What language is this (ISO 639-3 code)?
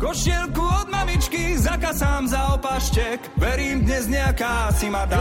slk